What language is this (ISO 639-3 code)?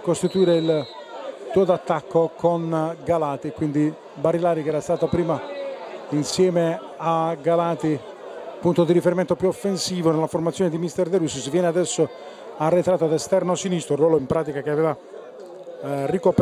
ita